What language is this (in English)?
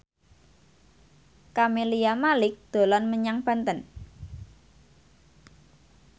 Javanese